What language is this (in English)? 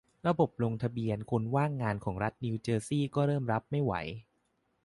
Thai